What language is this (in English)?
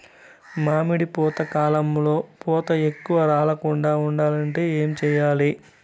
Telugu